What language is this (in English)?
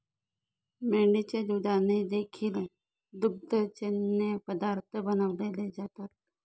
Marathi